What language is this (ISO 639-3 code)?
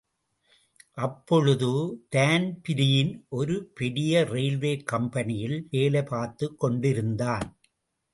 tam